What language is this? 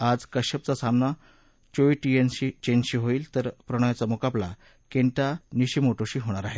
Marathi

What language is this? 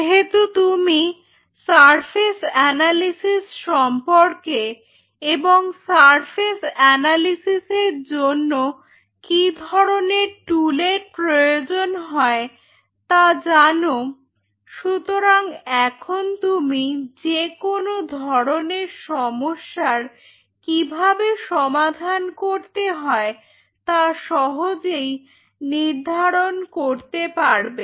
Bangla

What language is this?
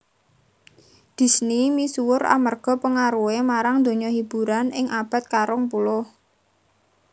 Javanese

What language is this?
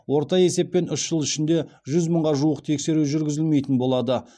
Kazakh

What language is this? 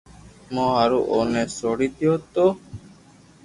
Loarki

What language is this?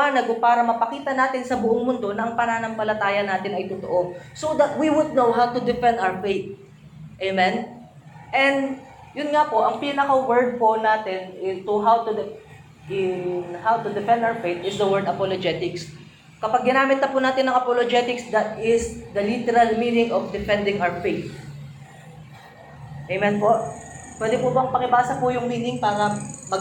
Filipino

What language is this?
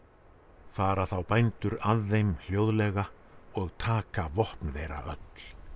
Icelandic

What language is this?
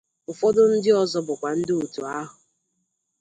Igbo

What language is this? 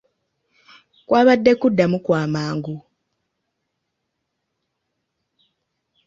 Ganda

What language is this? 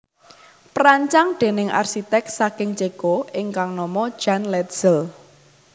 Javanese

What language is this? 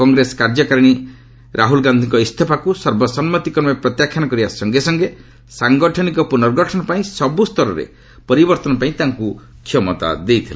Odia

